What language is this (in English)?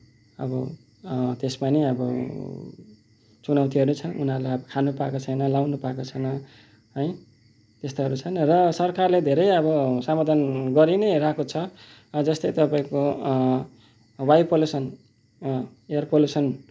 Nepali